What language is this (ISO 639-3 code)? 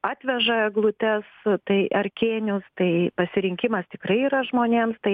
lit